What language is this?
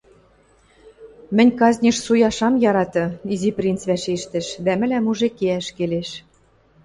Western Mari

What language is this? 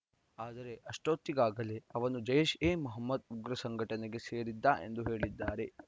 Kannada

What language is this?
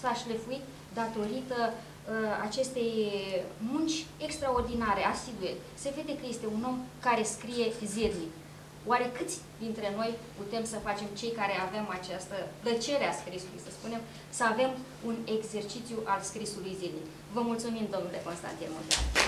Romanian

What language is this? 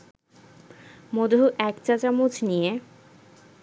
Bangla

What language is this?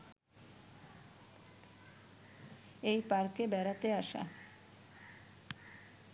Bangla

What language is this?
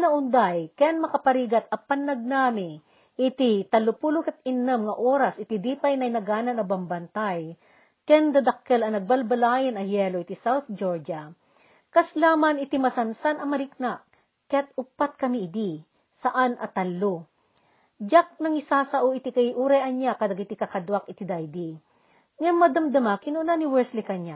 Filipino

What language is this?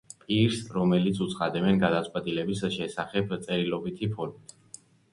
Georgian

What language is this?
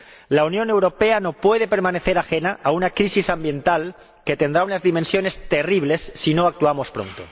Spanish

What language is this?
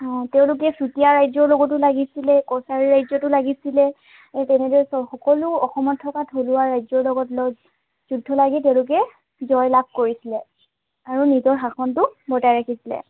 Assamese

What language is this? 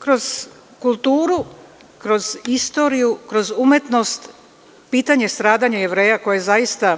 Serbian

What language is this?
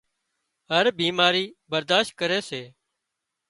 Wadiyara Koli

